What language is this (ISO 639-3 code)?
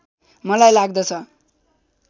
nep